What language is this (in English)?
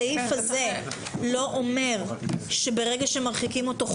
Hebrew